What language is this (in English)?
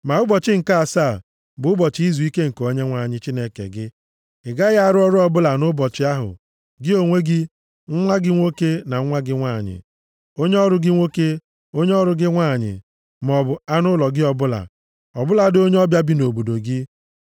Igbo